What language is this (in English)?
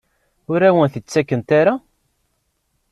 Kabyle